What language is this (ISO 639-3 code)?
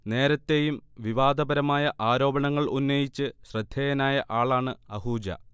mal